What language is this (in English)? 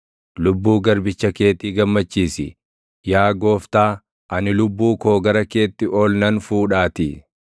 Oromo